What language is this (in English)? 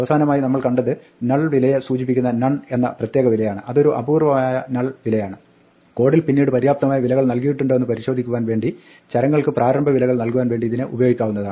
Malayalam